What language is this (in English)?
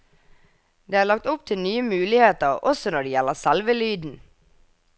Norwegian